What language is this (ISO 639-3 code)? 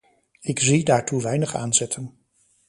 nld